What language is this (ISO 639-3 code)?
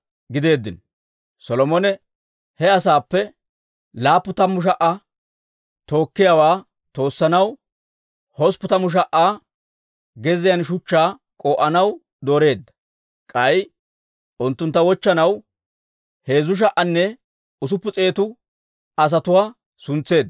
dwr